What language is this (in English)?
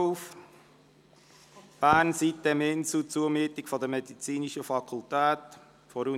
Swiss German